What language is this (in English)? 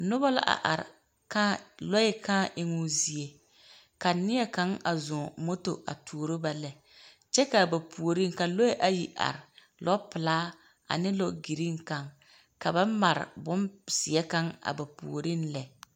Southern Dagaare